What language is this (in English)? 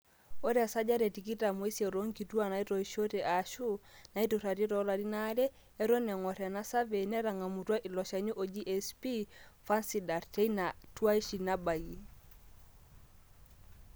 Masai